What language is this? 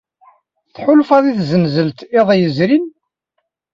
Kabyle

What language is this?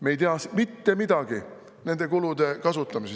Estonian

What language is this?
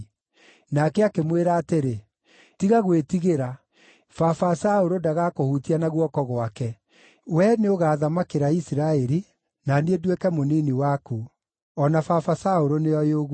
Kikuyu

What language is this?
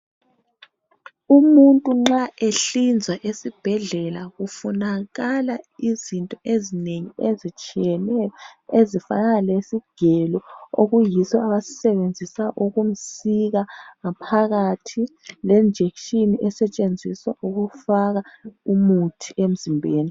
North Ndebele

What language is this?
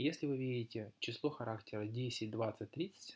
Russian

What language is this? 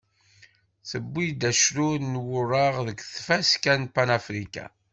Kabyle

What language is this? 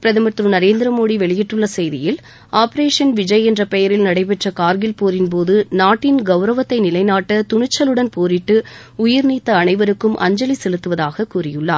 Tamil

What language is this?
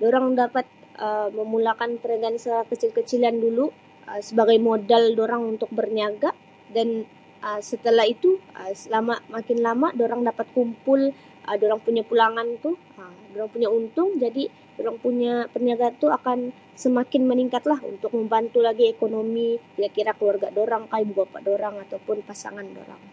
Sabah Malay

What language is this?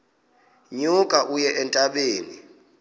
Xhosa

